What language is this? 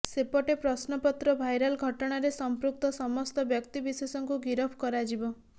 Odia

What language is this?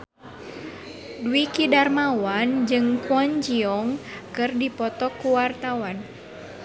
Sundanese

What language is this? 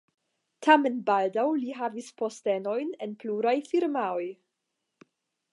Esperanto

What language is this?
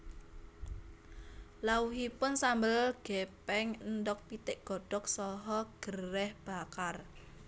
Javanese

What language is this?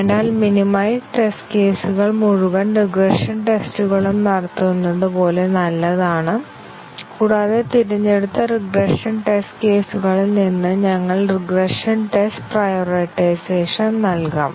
Malayalam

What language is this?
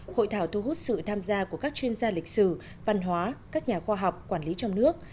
Vietnamese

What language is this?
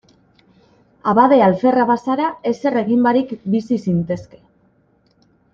Basque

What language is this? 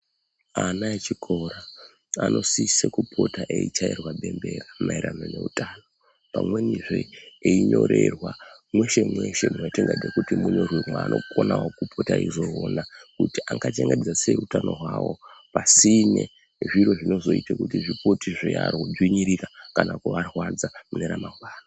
Ndau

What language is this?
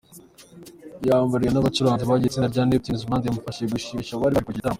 Kinyarwanda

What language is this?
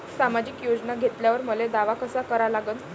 Marathi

